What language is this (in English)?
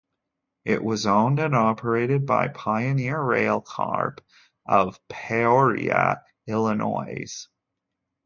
English